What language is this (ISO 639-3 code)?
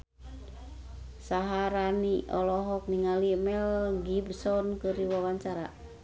sun